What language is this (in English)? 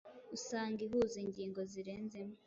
Kinyarwanda